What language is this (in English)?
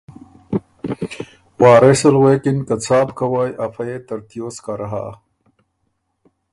Ormuri